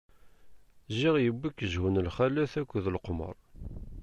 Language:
Kabyle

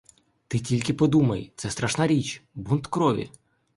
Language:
Ukrainian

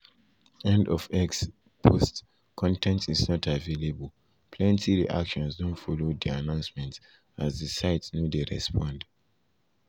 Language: Nigerian Pidgin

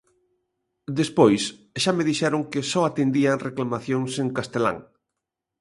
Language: Galician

